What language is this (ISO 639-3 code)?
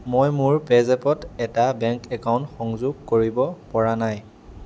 asm